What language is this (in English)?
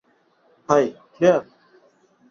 Bangla